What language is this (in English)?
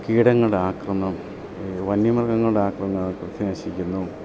Malayalam